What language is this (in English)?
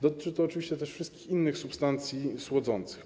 Polish